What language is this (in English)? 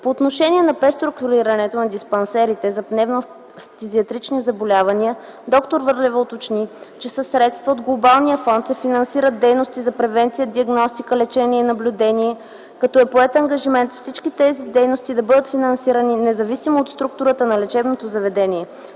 Bulgarian